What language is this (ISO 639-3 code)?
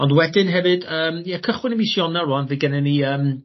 cym